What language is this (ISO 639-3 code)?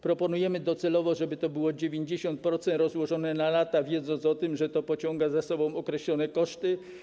pol